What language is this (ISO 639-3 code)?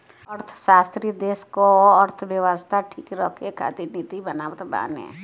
bho